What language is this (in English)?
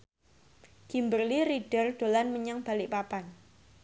Javanese